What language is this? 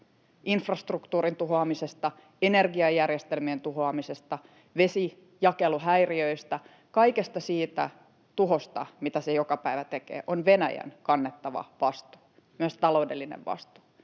Finnish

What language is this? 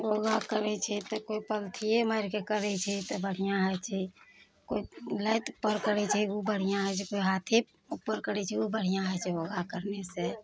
Maithili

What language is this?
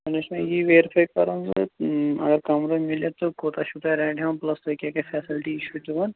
Kashmiri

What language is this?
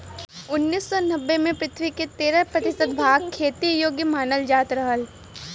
Bhojpuri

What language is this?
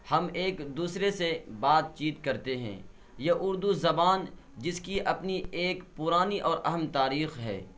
Urdu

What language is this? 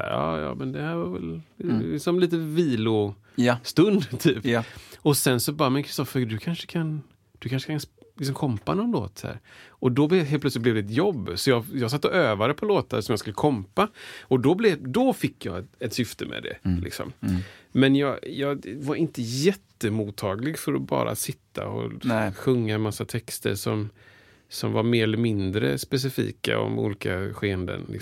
Swedish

